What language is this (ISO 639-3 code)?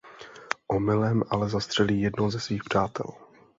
ces